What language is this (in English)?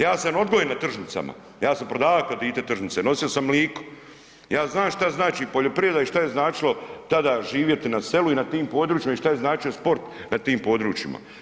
Croatian